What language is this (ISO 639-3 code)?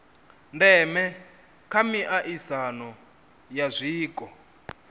ven